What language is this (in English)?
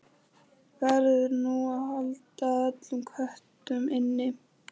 Icelandic